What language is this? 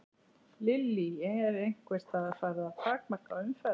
Icelandic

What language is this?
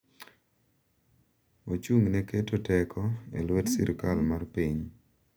Luo (Kenya and Tanzania)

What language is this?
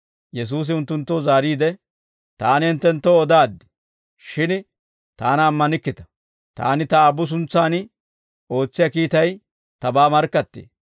Dawro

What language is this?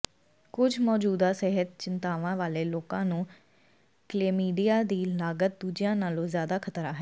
Punjabi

